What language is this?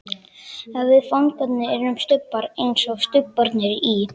Icelandic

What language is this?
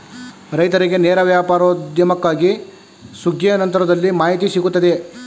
Kannada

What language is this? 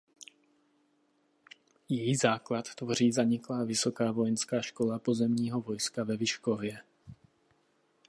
Czech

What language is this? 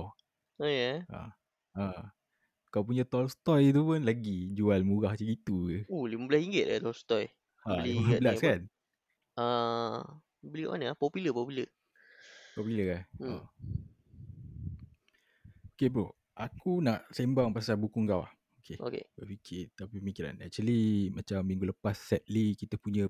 Malay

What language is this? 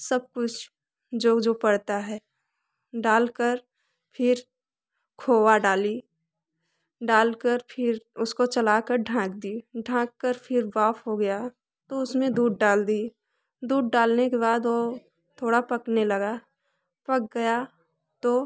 Hindi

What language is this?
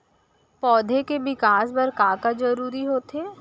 Chhattisgarhi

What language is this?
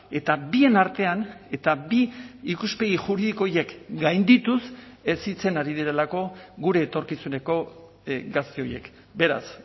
Basque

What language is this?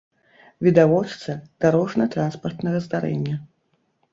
Belarusian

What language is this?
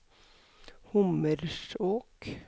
Norwegian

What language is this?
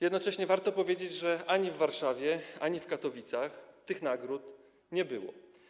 Polish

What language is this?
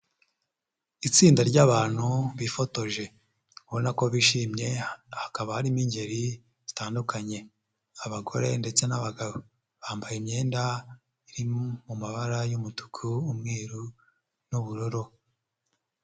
Kinyarwanda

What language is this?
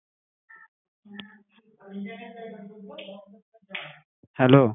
Bangla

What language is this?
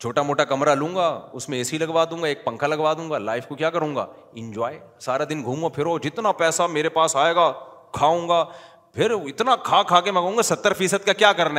Urdu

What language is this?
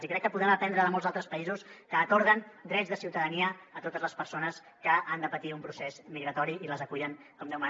Catalan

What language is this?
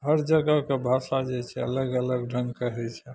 Maithili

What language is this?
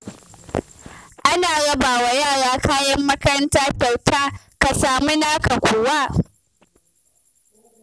Hausa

